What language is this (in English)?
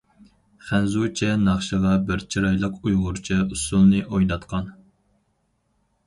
Uyghur